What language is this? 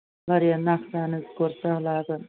Kashmiri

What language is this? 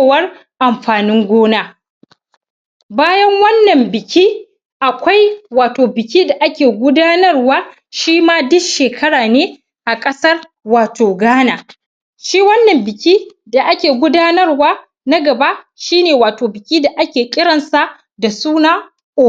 Hausa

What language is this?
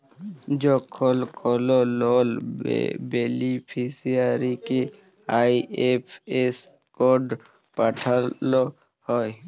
Bangla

